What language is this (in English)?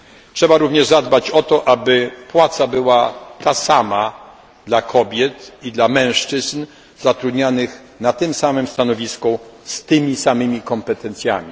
Polish